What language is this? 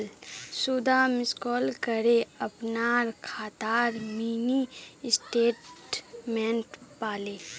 Magahi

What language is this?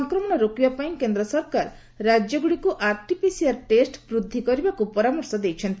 Odia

